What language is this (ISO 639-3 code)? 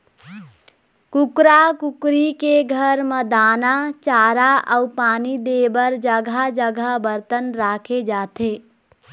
hne